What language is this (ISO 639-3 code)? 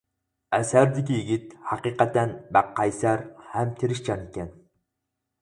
uig